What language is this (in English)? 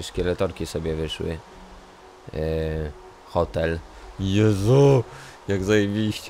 Polish